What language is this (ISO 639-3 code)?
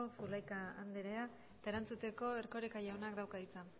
eus